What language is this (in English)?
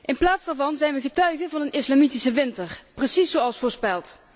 Dutch